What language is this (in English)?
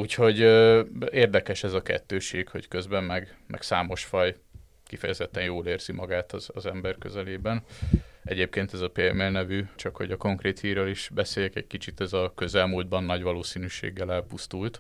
Hungarian